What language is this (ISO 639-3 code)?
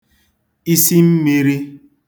ibo